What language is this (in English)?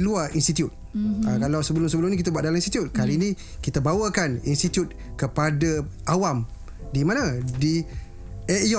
Malay